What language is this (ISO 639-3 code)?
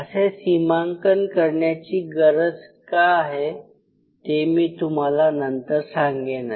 mar